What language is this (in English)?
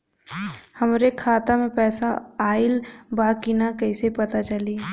Bhojpuri